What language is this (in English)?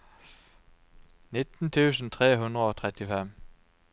Norwegian